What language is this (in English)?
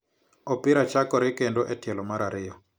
Luo (Kenya and Tanzania)